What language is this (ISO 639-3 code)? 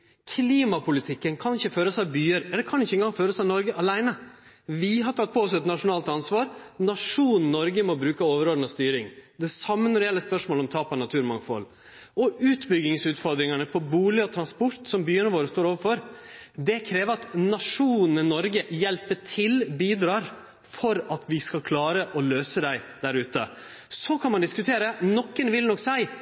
nno